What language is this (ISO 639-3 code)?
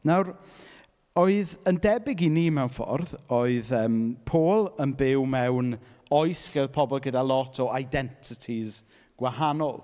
cym